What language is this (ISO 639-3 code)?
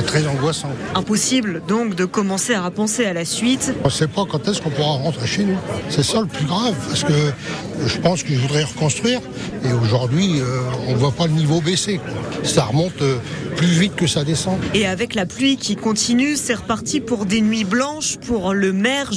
fra